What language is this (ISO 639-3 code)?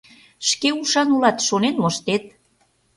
chm